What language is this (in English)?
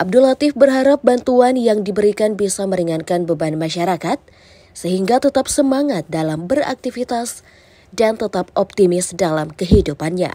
Indonesian